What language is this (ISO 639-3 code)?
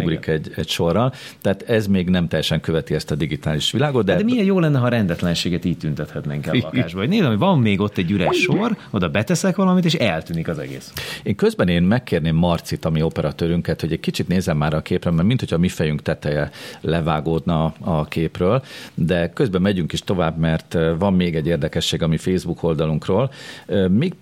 hun